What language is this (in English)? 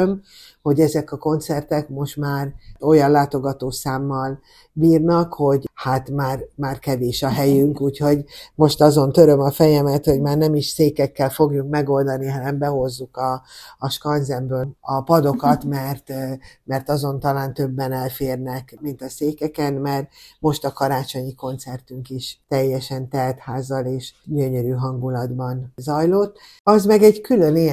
Hungarian